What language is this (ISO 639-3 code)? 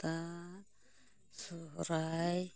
sat